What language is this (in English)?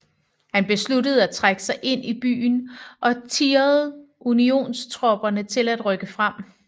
Danish